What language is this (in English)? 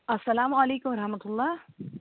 Kashmiri